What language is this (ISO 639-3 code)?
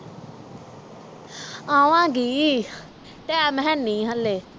pan